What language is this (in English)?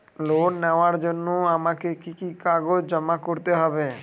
Bangla